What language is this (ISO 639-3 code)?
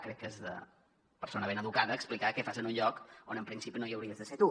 cat